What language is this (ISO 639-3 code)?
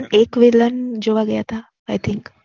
guj